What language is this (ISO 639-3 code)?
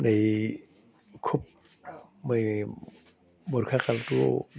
asm